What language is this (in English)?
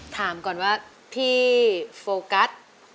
Thai